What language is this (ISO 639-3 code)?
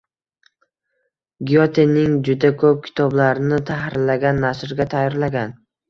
uzb